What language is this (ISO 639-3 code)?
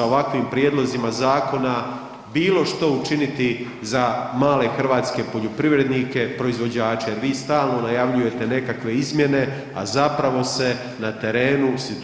hrv